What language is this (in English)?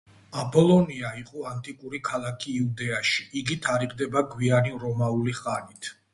Georgian